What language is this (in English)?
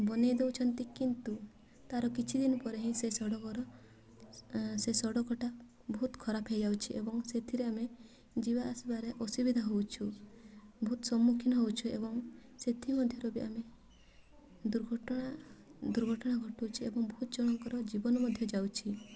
Odia